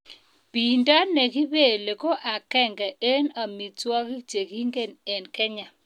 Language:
Kalenjin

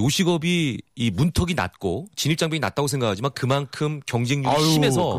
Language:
Korean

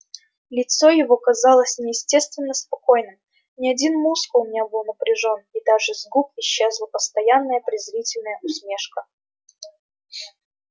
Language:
Russian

